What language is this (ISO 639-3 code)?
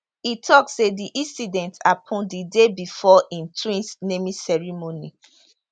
pcm